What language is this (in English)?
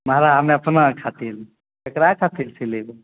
Maithili